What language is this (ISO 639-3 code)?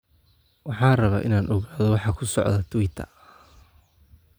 som